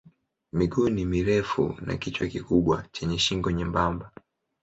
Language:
Swahili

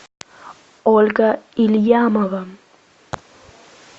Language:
Russian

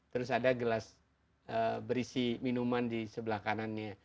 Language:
Indonesian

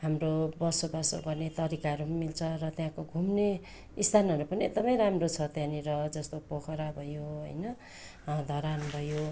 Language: Nepali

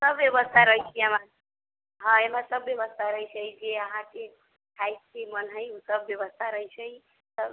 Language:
Maithili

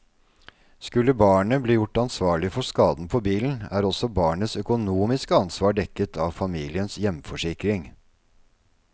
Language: Norwegian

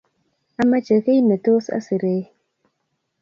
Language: Kalenjin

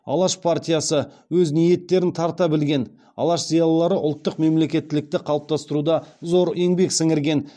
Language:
Kazakh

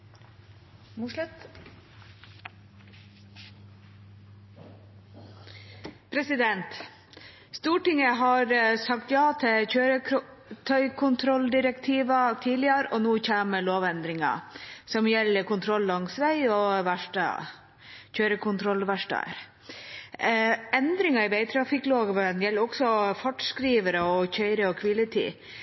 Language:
Norwegian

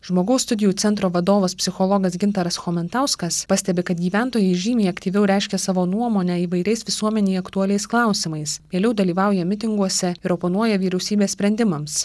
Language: Lithuanian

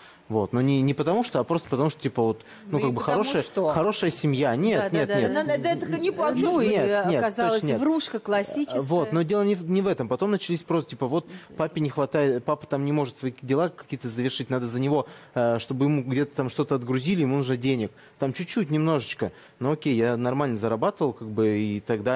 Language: Russian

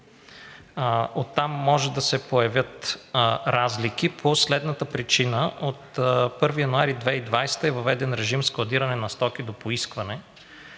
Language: Bulgarian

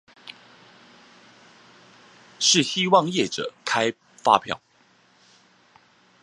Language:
Chinese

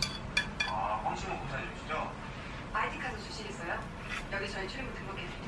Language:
Korean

